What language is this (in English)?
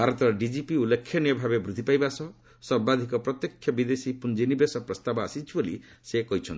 Odia